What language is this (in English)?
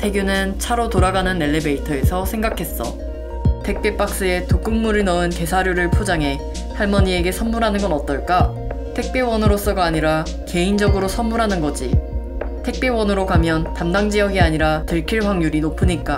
Korean